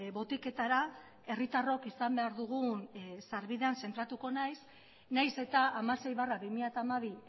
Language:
Basque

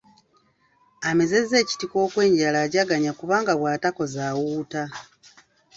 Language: Ganda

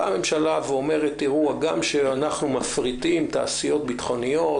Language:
Hebrew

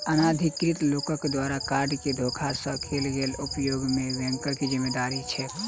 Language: Maithili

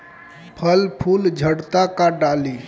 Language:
Bhojpuri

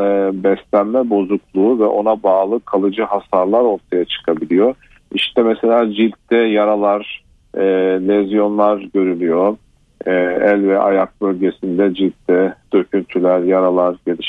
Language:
Turkish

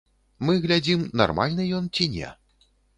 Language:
Belarusian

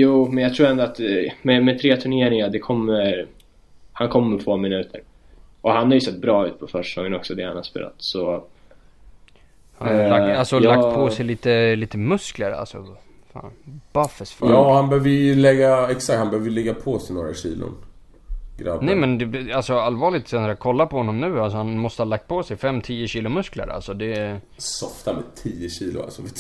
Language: Swedish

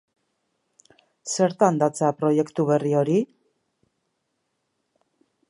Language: Basque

